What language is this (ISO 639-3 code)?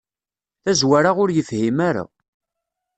kab